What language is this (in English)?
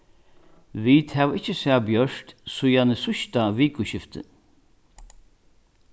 Faroese